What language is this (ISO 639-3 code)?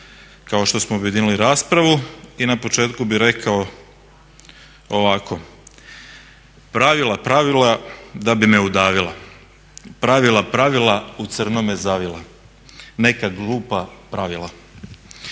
hrv